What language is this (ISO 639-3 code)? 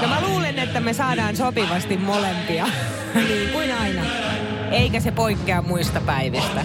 fin